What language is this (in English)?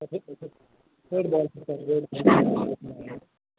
Hindi